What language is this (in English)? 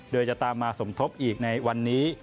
Thai